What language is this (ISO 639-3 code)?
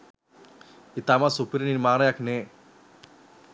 sin